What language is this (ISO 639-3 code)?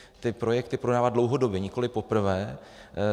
ces